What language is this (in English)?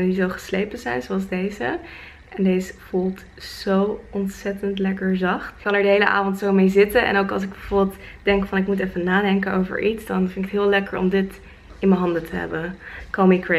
Dutch